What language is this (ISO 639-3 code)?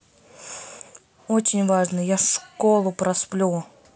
rus